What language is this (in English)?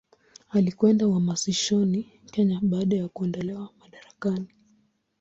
Swahili